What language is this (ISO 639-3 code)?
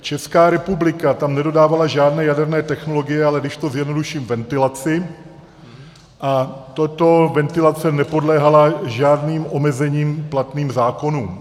ces